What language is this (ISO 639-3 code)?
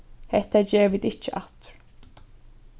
fao